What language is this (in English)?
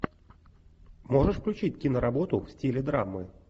Russian